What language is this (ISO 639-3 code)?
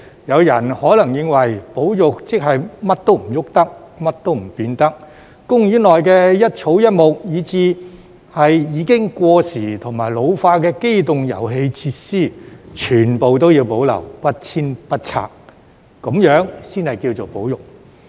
yue